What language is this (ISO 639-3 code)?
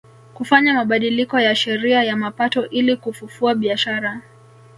swa